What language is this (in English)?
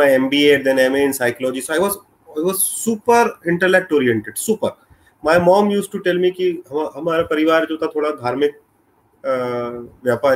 Hindi